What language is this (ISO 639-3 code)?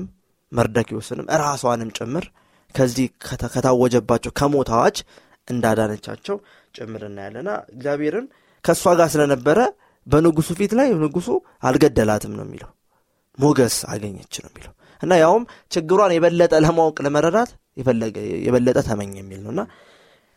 amh